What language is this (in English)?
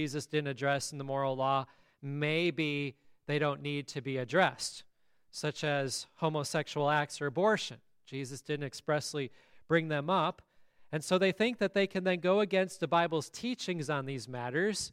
English